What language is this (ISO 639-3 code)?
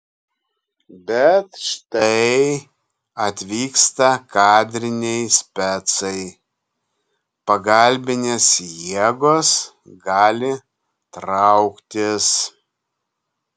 lit